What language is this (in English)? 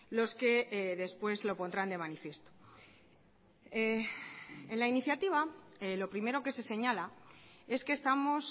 Spanish